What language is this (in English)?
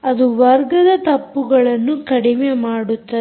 Kannada